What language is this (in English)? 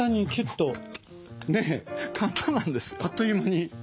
Japanese